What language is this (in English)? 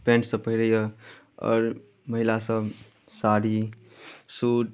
Maithili